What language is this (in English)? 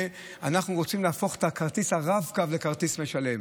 Hebrew